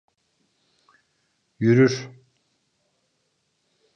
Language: Turkish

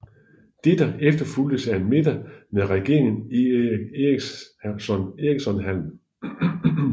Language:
Danish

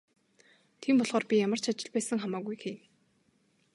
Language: Mongolian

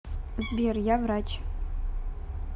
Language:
Russian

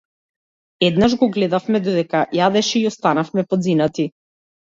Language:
Macedonian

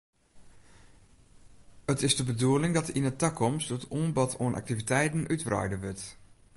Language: Western Frisian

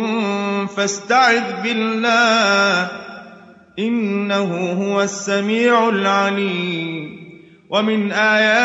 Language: Arabic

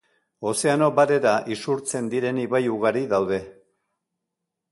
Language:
Basque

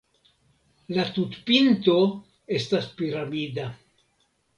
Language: Esperanto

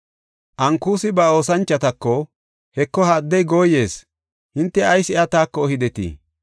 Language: Gofa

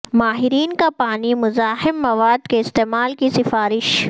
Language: Urdu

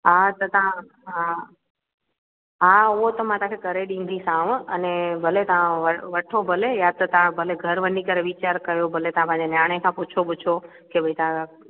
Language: Sindhi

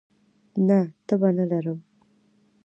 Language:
Pashto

